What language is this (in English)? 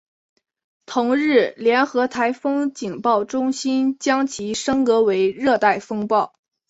Chinese